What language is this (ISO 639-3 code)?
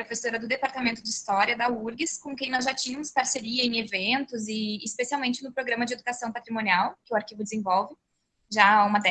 por